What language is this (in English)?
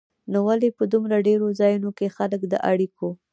Pashto